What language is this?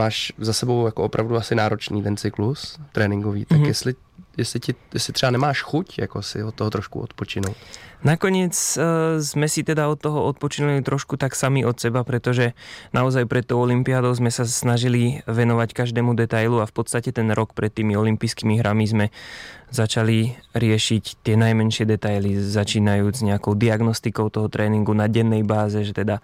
Czech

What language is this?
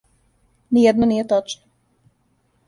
Serbian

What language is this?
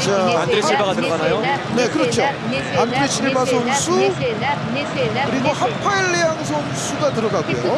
Korean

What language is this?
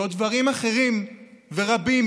Hebrew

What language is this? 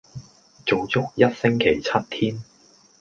Cantonese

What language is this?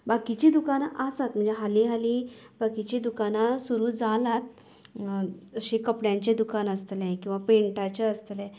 Konkani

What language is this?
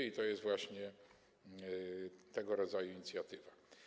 Polish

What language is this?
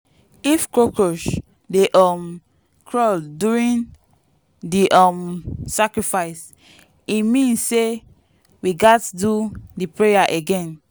Nigerian Pidgin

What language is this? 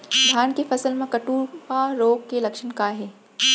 Chhattisgarhi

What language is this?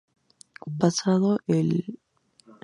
Spanish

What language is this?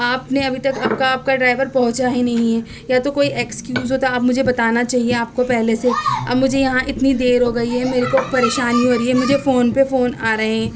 Urdu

